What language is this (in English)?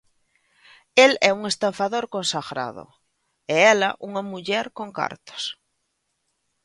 Galician